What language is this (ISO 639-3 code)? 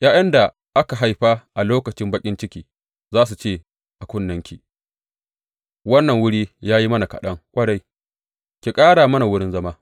hau